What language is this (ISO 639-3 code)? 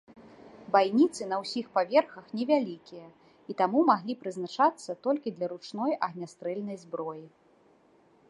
bel